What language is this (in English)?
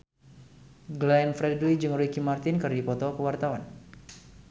Sundanese